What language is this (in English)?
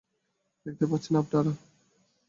Bangla